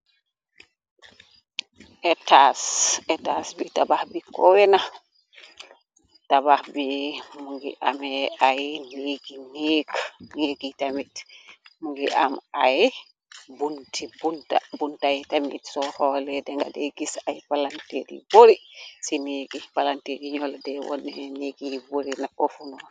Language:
Wolof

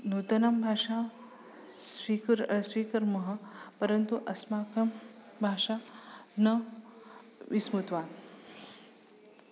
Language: Sanskrit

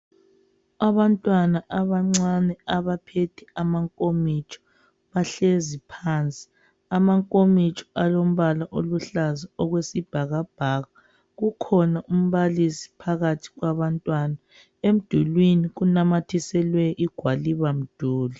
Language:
North Ndebele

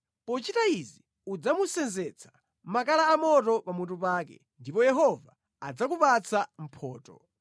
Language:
Nyanja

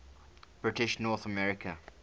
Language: English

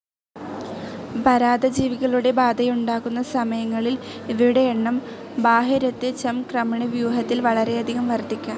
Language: Malayalam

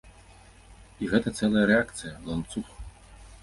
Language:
Belarusian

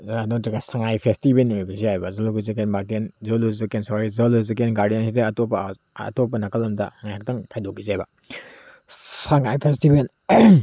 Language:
Manipuri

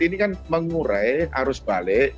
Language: Indonesian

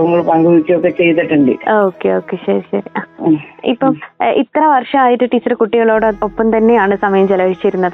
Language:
Malayalam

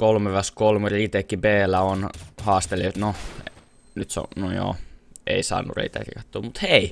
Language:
Finnish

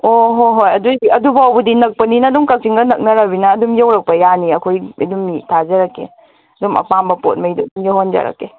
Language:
Manipuri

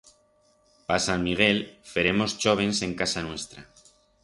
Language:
Aragonese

